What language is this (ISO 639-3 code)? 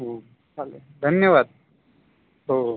mar